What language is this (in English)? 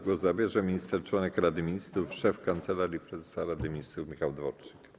Polish